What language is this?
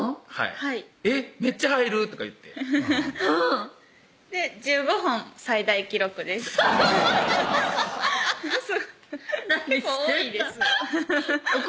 Japanese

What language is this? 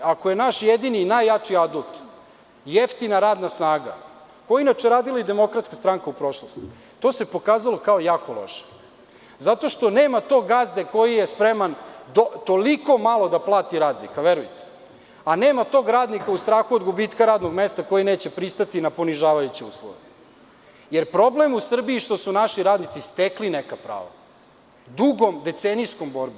Serbian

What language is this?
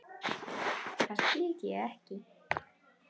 Icelandic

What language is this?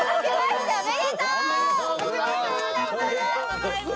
Japanese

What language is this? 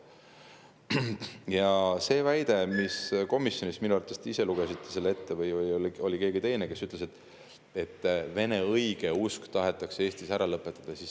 Estonian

